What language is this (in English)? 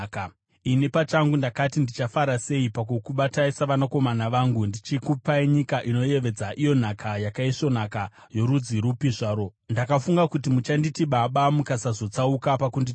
Shona